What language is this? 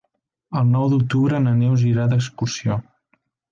Catalan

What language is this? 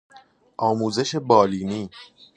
Persian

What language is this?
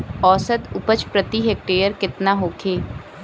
Bhojpuri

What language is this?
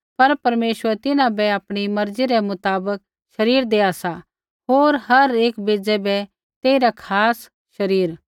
Kullu Pahari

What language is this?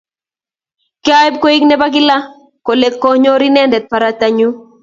Kalenjin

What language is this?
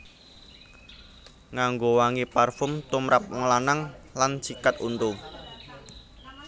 Javanese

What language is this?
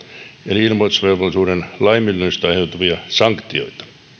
Finnish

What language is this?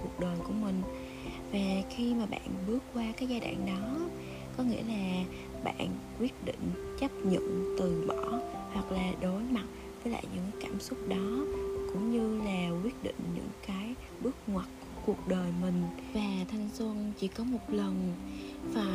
Vietnamese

